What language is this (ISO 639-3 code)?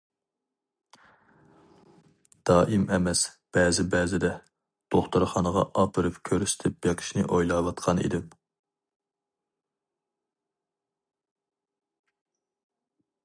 uig